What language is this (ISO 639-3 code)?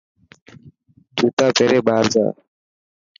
mki